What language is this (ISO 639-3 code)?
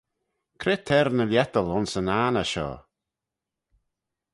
glv